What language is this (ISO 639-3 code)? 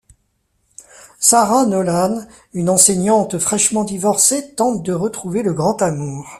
fra